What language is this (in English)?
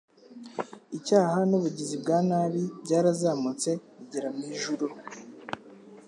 Kinyarwanda